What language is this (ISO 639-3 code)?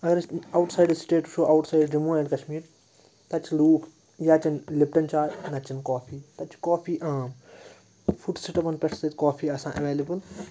kas